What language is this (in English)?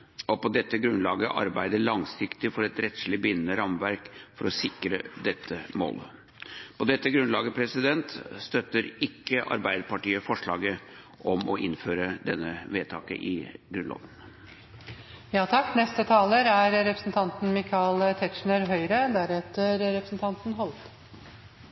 Norwegian Bokmål